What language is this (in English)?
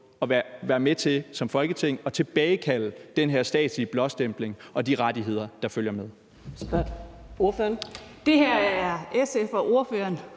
Danish